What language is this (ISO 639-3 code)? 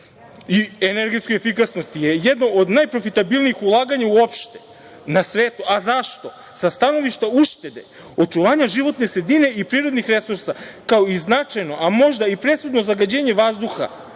srp